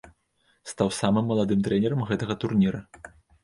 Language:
Belarusian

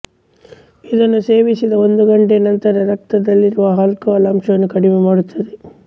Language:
Kannada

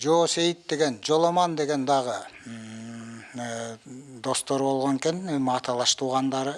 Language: Turkish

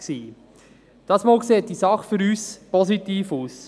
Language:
Swiss German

